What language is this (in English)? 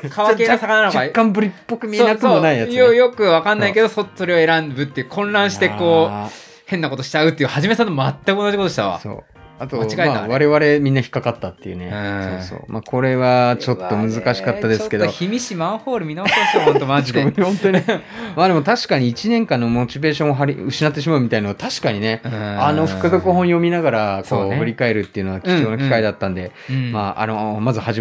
Japanese